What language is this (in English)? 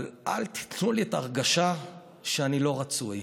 Hebrew